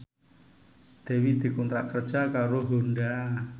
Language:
Javanese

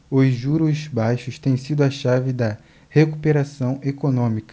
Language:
Portuguese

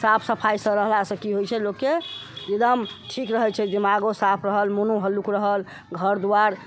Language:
Maithili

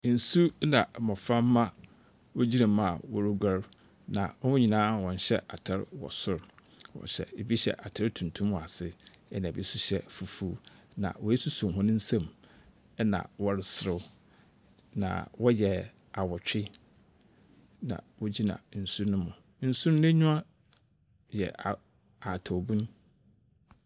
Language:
Akan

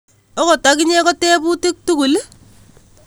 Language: Kalenjin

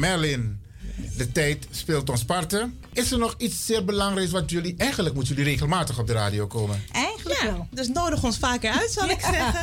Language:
Dutch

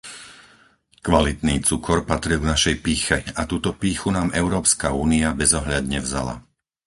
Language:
Slovak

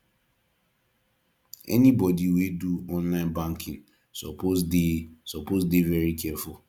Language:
Nigerian Pidgin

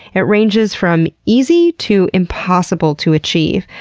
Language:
English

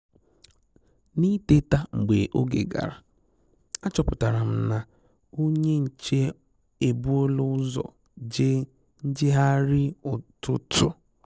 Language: Igbo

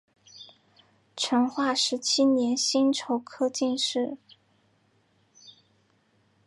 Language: Chinese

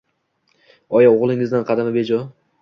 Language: Uzbek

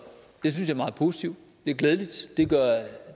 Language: Danish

